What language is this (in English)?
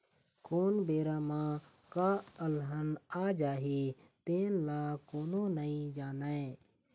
Chhattisgarhi